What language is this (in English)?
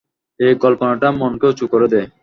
Bangla